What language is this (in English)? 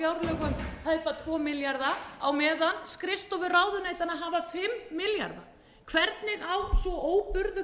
Icelandic